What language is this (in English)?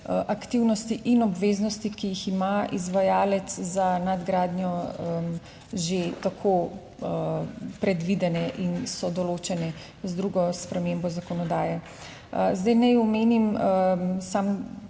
Slovenian